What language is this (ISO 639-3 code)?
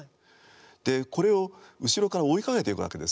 jpn